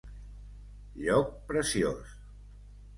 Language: Catalan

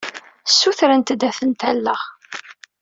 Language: Kabyle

